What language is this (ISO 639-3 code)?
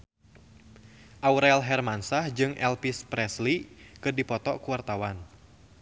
sun